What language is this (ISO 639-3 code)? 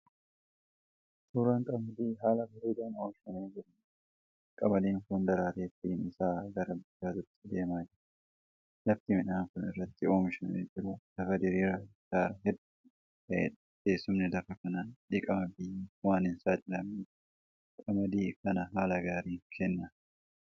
orm